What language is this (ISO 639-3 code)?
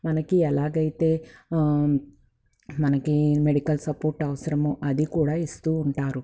tel